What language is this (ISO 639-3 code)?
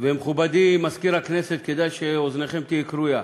heb